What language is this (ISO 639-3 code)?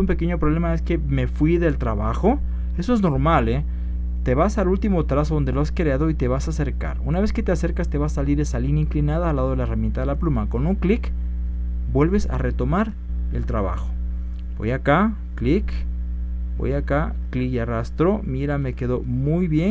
spa